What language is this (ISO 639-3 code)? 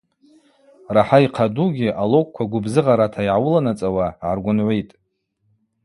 abq